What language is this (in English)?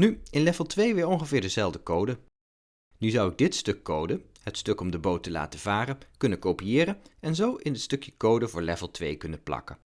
Dutch